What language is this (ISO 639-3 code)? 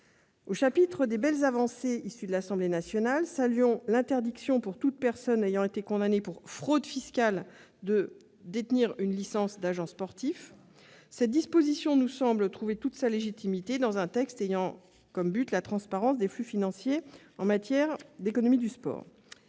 fra